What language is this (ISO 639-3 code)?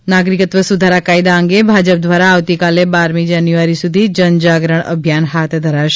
guj